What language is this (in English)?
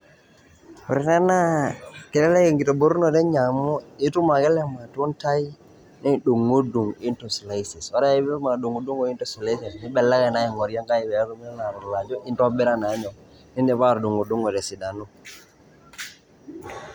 Masai